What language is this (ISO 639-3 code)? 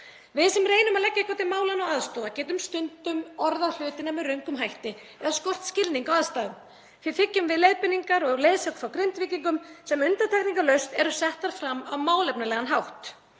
isl